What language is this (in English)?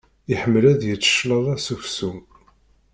Kabyle